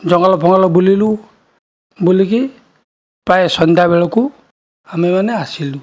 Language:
Odia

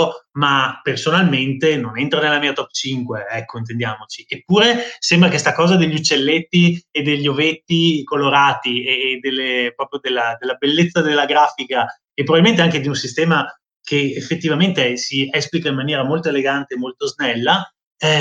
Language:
Italian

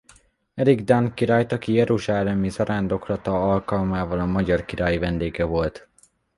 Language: Hungarian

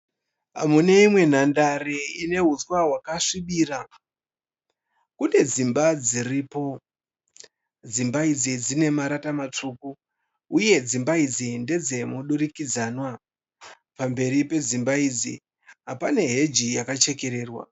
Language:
Shona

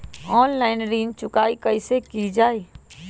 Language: Magahi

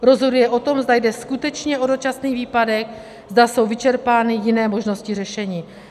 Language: Czech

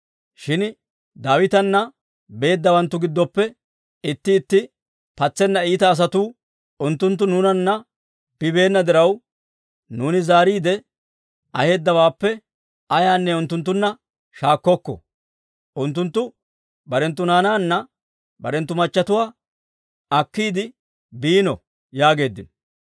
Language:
Dawro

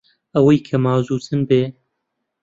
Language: Central Kurdish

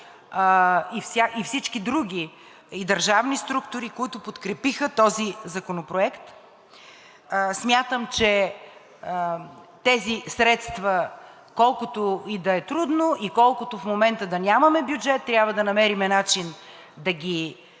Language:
Bulgarian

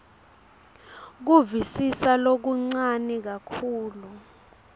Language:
Swati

